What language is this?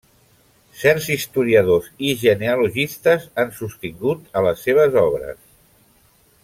Catalan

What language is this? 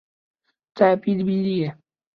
Chinese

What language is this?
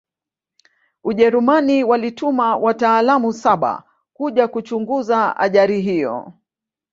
Swahili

